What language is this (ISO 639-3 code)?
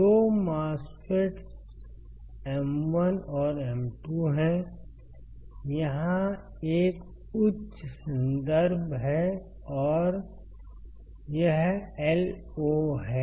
hin